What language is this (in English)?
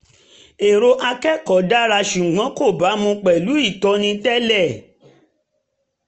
Yoruba